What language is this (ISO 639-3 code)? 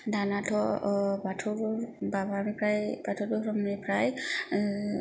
brx